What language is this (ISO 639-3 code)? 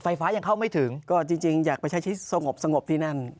tha